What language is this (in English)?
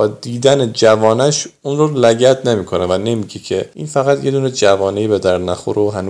Persian